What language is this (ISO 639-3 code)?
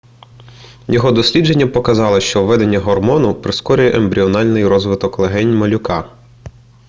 ukr